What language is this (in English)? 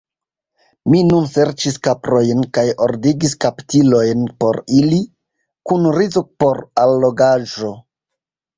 Esperanto